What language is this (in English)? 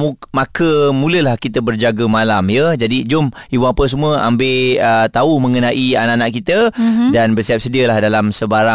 Malay